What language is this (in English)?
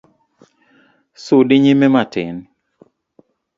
Luo (Kenya and Tanzania)